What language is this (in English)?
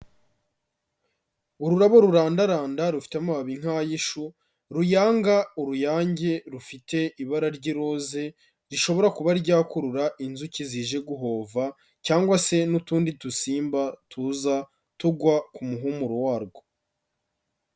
Kinyarwanda